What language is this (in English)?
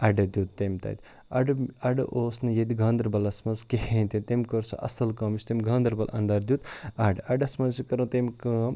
Kashmiri